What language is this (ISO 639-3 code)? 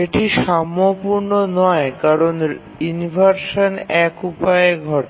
ben